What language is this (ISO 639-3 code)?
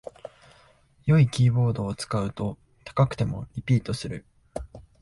jpn